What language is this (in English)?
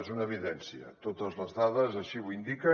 Catalan